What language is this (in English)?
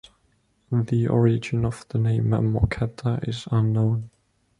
English